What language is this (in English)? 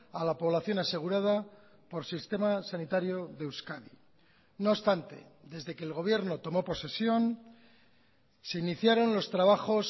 Spanish